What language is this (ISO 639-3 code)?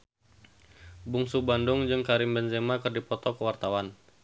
sun